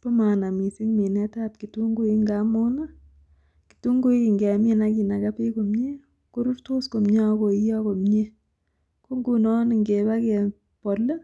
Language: Kalenjin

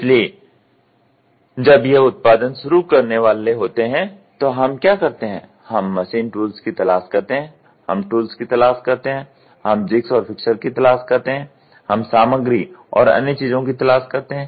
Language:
Hindi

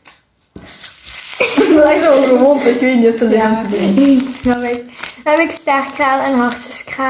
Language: Dutch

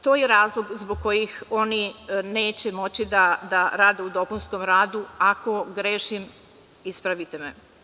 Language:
Serbian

